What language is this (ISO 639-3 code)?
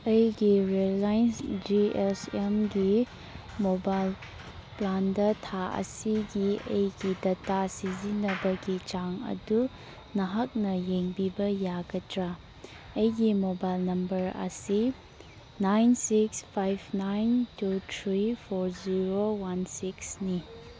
mni